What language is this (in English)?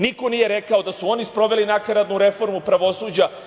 Serbian